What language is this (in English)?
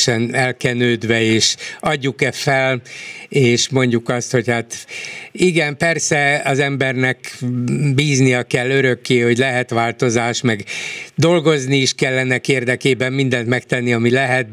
Hungarian